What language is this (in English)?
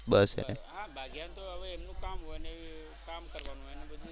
Gujarati